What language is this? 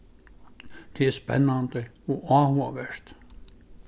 Faroese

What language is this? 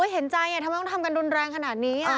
Thai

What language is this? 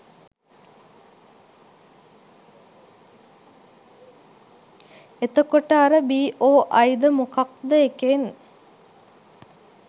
Sinhala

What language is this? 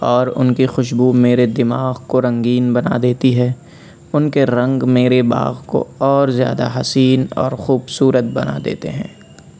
Urdu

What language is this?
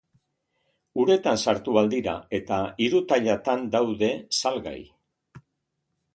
Basque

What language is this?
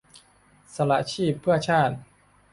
Thai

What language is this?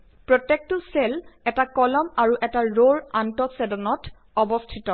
Assamese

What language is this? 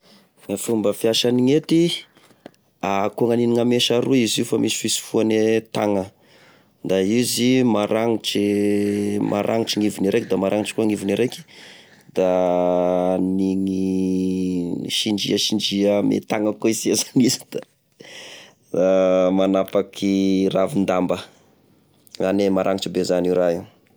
Tesaka Malagasy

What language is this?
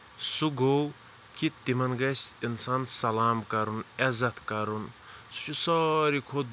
Kashmiri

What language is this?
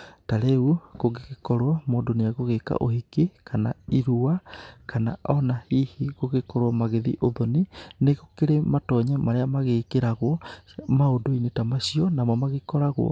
Kikuyu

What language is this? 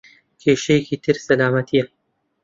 Central Kurdish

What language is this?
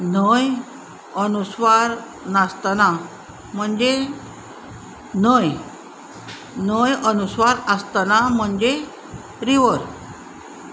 Konkani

